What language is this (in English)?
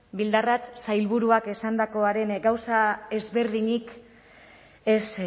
Basque